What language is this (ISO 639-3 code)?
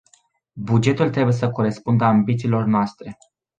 ron